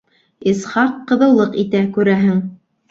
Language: Bashkir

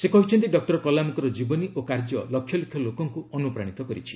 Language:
Odia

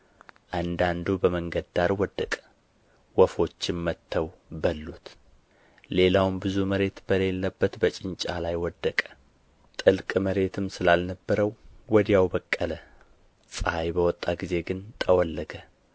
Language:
Amharic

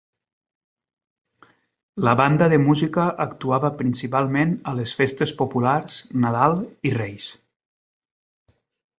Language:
Catalan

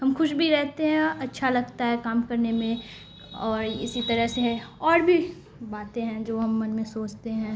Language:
Urdu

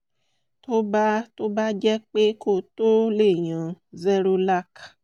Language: Yoruba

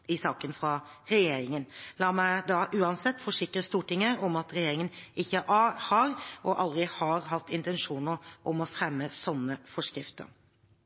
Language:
Norwegian Bokmål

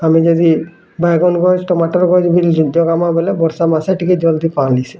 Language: Odia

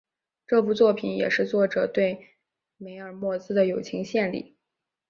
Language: Chinese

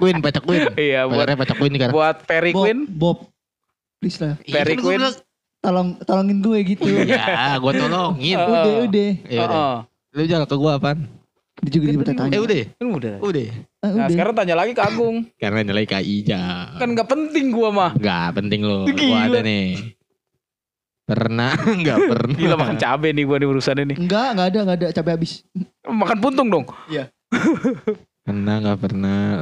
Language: Indonesian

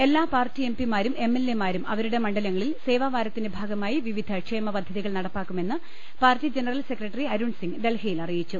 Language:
Malayalam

